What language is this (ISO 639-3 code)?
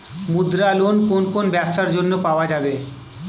ben